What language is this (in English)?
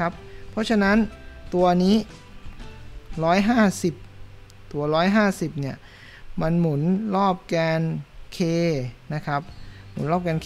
Thai